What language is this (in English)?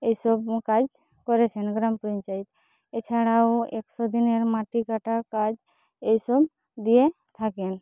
Bangla